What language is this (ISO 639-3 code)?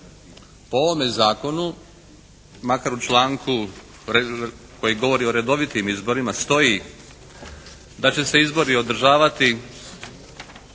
hrv